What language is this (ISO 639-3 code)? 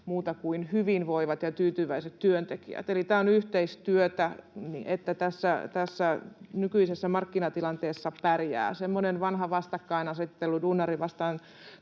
fin